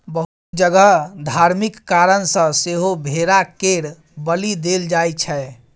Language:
Maithili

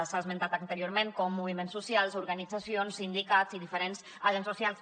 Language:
Catalan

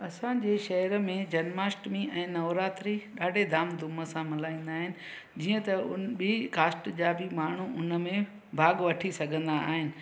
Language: Sindhi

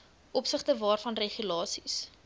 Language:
Afrikaans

